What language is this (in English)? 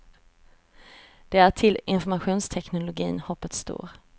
Swedish